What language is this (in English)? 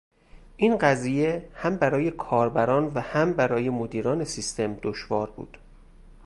Persian